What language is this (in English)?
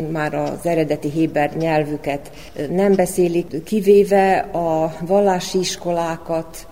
Hungarian